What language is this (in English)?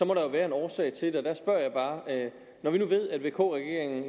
Danish